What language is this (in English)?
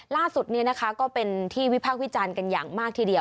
Thai